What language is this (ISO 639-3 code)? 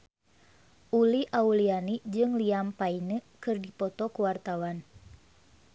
sun